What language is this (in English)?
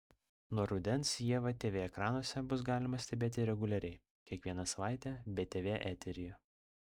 Lithuanian